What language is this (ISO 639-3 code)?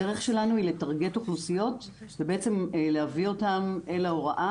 heb